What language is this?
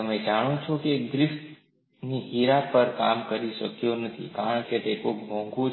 Gujarati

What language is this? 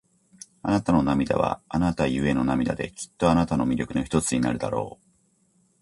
Japanese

